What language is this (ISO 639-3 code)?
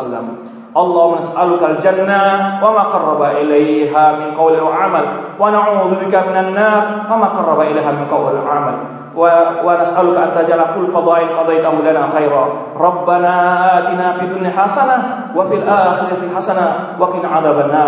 ind